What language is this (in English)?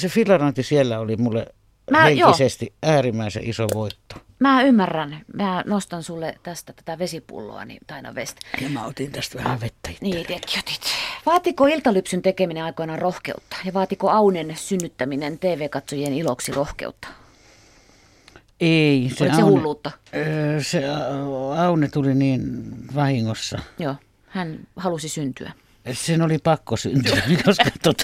Finnish